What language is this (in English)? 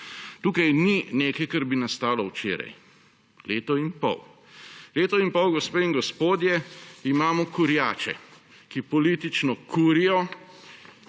Slovenian